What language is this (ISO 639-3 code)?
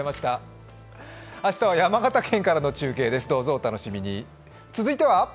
jpn